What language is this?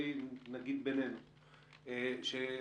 Hebrew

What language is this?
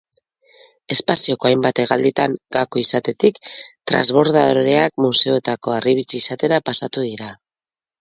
Basque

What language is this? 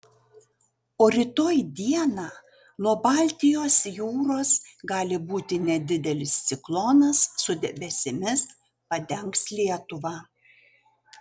Lithuanian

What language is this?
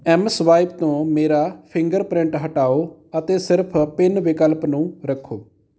Punjabi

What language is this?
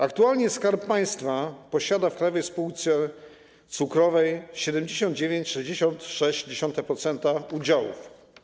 Polish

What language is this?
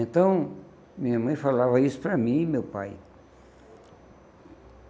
Portuguese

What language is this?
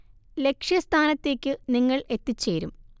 Malayalam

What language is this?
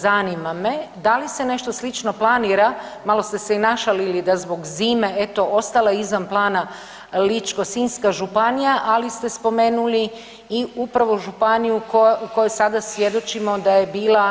Croatian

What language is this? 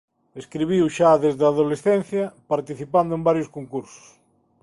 Galician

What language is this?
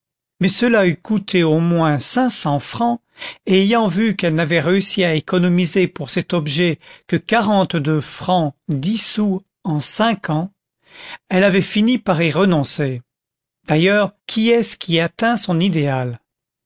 French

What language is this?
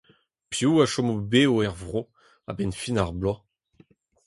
Breton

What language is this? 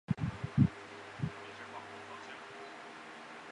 Chinese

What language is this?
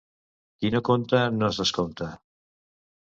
Catalan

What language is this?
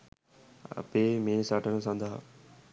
Sinhala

